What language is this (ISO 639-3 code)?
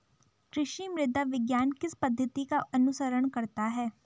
hin